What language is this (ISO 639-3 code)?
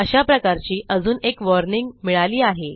mar